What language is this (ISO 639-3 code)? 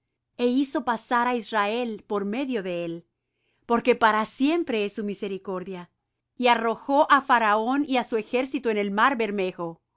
spa